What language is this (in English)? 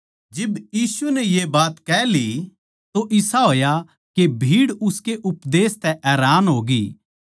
Haryanvi